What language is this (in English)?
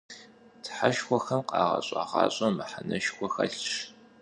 Kabardian